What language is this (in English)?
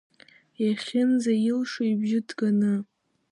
Abkhazian